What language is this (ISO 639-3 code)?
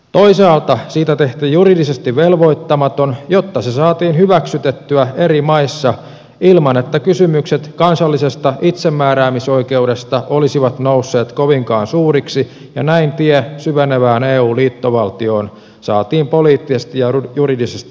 fin